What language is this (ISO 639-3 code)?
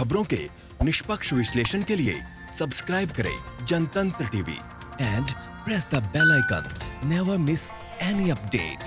hin